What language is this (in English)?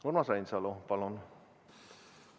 Estonian